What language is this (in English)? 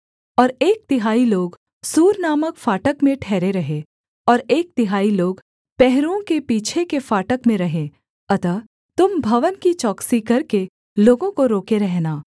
Hindi